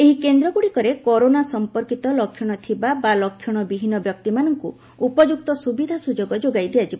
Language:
Odia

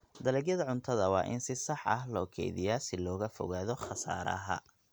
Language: Somali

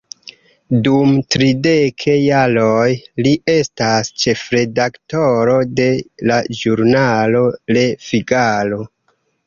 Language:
Esperanto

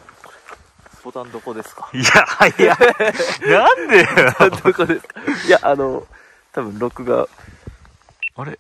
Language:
Japanese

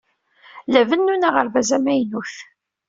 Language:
Kabyle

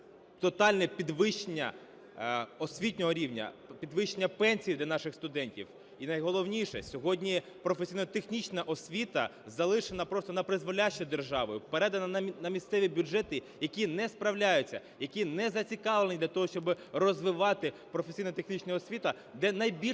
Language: Ukrainian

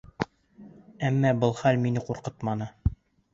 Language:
Bashkir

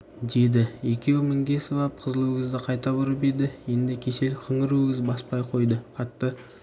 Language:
Kazakh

